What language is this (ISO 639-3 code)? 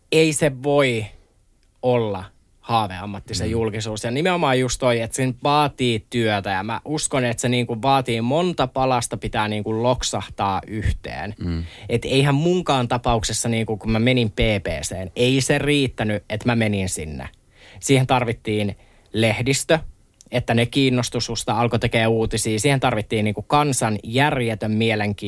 fin